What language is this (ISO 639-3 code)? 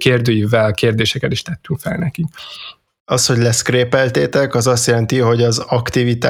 hun